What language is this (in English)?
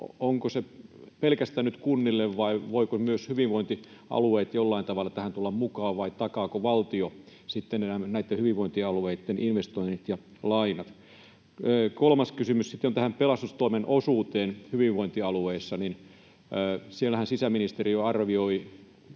Finnish